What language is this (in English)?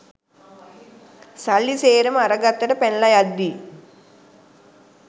Sinhala